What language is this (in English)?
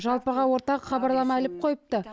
Kazakh